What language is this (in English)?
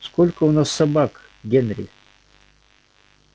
Russian